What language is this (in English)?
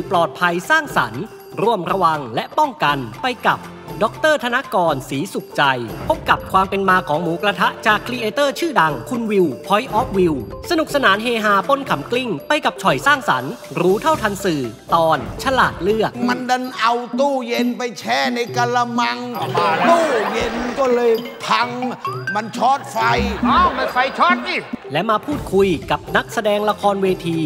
Thai